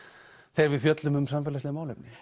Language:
Icelandic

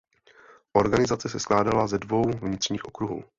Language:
Czech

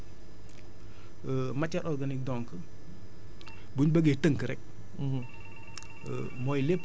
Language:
Wolof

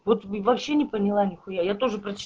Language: Russian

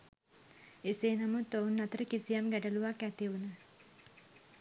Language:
Sinhala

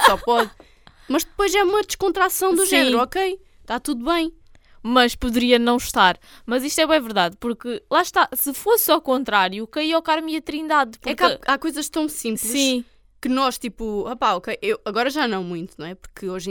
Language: Portuguese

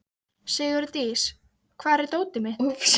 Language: Icelandic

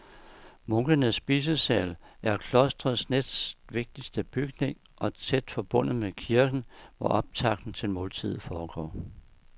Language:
Danish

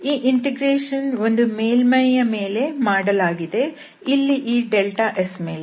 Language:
Kannada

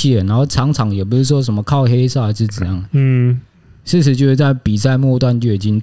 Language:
Chinese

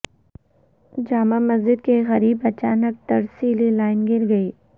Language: Urdu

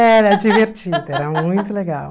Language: Portuguese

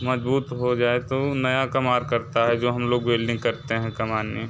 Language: Hindi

